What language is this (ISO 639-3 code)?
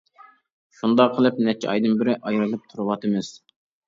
uig